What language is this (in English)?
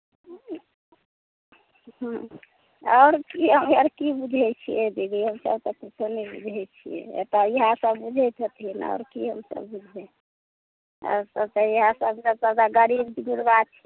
Maithili